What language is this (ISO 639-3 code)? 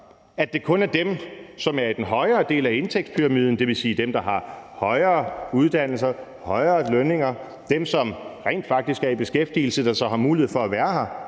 dan